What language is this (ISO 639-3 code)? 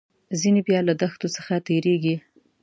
pus